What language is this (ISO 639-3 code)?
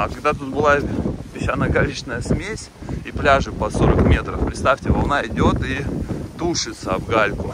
rus